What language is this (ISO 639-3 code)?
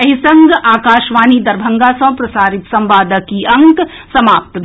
mai